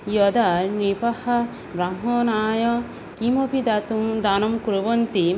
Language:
Sanskrit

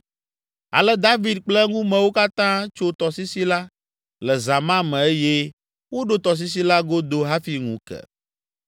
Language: Ewe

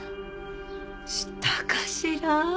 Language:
Japanese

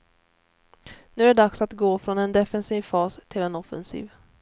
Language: Swedish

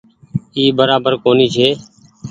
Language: Goaria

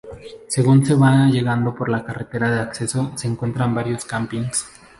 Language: Spanish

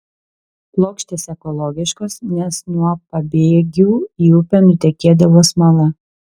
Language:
Lithuanian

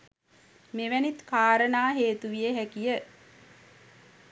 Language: Sinhala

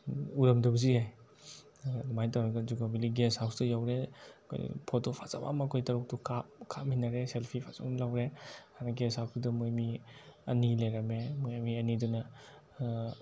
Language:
Manipuri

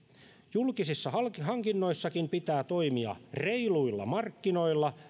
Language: Finnish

